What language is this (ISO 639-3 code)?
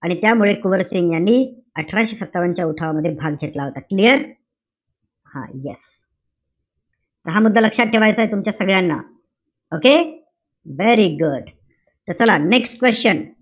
mar